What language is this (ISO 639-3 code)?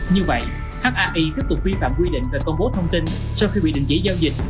vie